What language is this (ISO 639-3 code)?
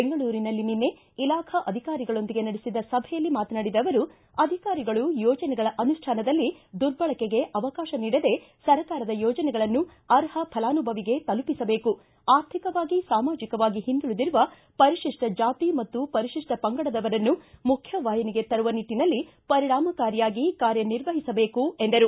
kan